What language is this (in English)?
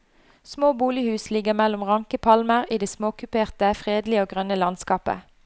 Norwegian